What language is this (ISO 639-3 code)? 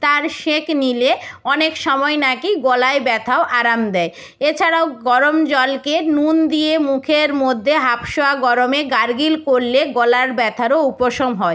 ben